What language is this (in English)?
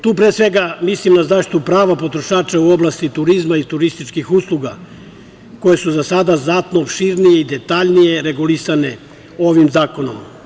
Serbian